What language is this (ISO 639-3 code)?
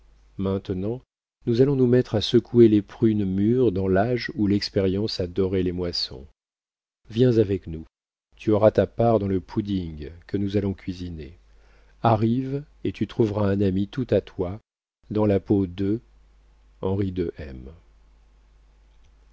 fra